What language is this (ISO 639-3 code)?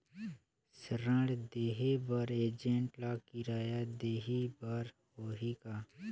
hne